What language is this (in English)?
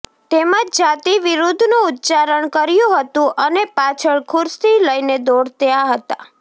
Gujarati